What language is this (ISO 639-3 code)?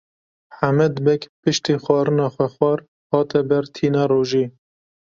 kur